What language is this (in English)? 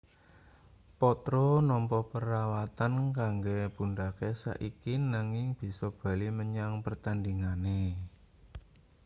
Javanese